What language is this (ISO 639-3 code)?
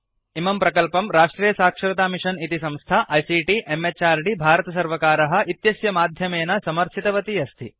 san